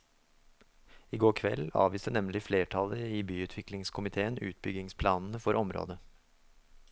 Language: Norwegian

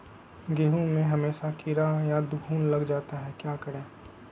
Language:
Magahi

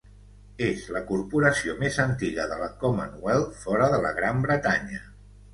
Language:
Catalan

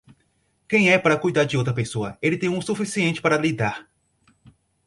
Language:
Portuguese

